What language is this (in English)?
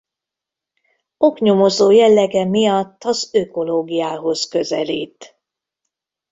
Hungarian